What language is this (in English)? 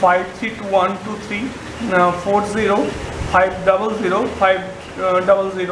Bangla